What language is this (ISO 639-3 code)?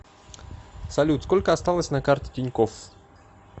rus